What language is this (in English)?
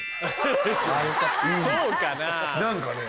Japanese